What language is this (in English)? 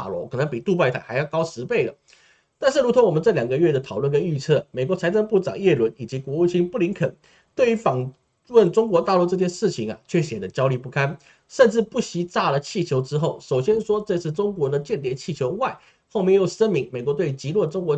Chinese